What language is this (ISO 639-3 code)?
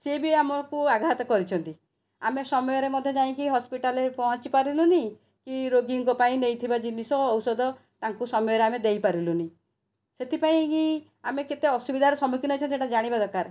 ori